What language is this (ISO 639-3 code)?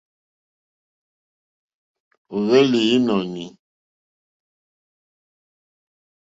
bri